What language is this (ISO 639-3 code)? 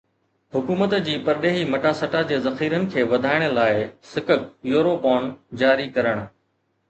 snd